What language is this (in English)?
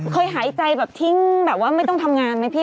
Thai